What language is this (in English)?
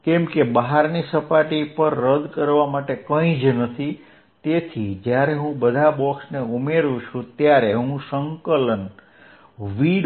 Gujarati